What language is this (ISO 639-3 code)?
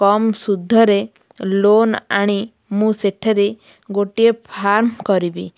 ori